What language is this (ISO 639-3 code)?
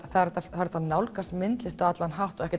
isl